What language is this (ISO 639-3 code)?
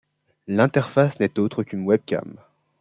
fra